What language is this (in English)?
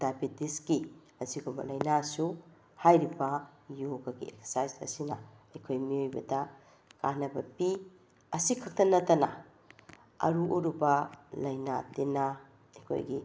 Manipuri